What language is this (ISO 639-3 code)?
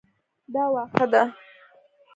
pus